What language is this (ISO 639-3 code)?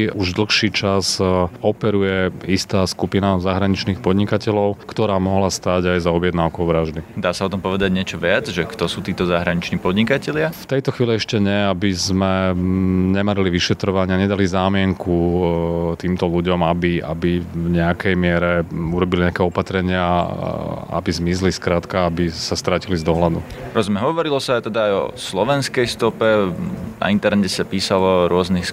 slk